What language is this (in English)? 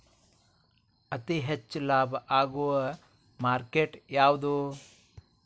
Kannada